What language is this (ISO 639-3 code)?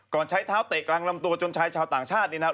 tha